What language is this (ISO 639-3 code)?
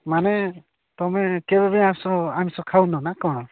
ori